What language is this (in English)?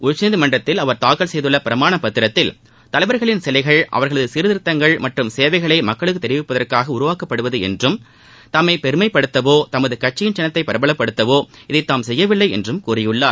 Tamil